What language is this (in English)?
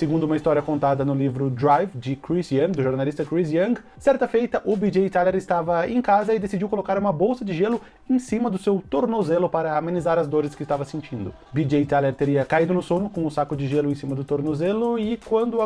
Portuguese